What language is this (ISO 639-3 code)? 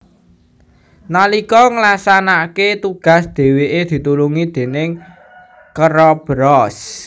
jav